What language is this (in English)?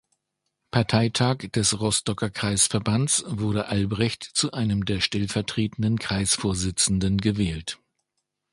German